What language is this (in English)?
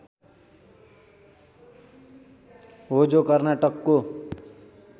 Nepali